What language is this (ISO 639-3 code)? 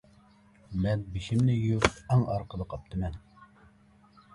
uig